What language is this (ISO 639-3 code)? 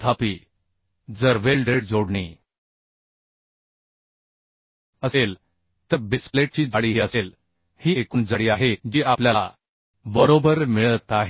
mar